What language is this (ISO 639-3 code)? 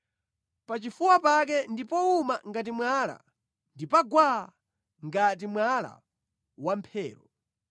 nya